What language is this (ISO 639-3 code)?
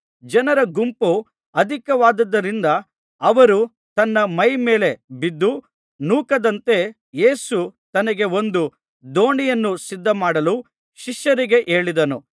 kan